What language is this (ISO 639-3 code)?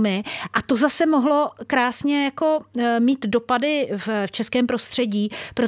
ces